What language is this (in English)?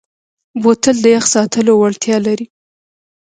Pashto